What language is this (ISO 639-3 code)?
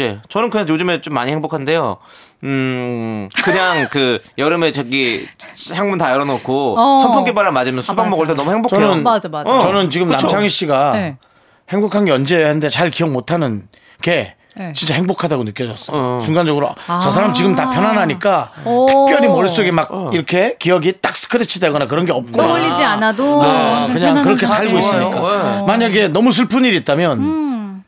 kor